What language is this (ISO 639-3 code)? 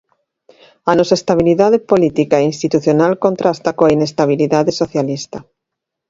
glg